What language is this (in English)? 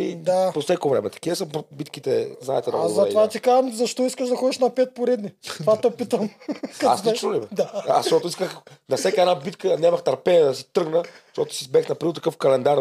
Bulgarian